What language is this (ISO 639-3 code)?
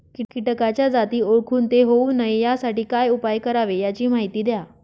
mar